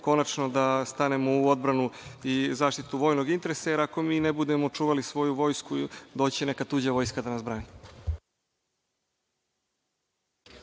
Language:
Serbian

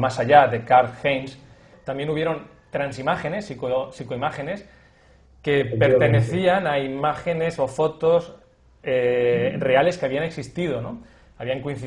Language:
Spanish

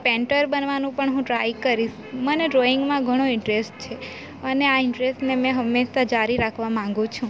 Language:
Gujarati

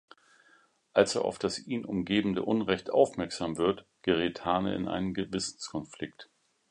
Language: German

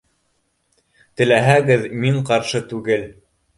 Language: Bashkir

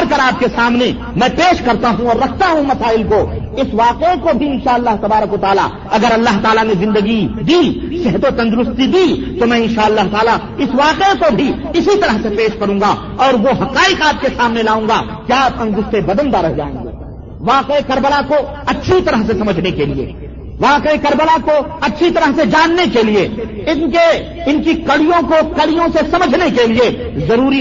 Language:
Urdu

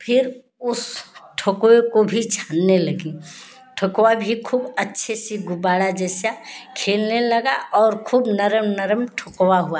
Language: Hindi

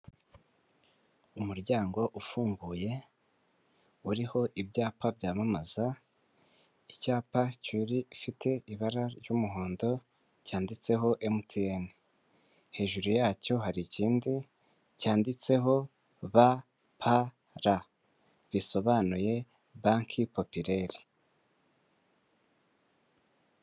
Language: Kinyarwanda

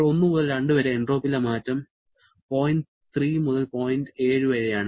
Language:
Malayalam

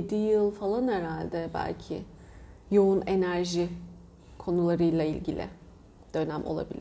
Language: Turkish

